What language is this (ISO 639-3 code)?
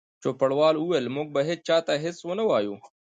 pus